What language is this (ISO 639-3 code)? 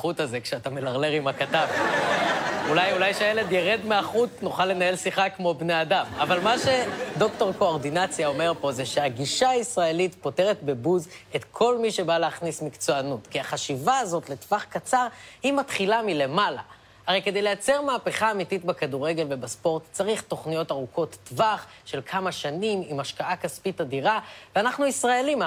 heb